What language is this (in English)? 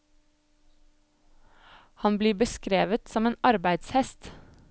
Norwegian